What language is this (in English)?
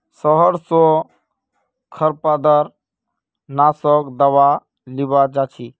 Magahi